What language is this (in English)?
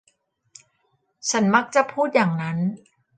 Thai